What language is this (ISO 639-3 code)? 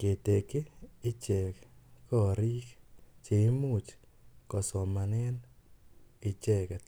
kln